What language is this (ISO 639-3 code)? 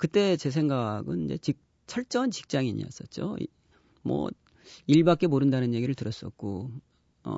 kor